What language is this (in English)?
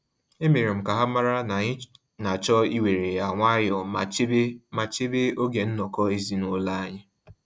Igbo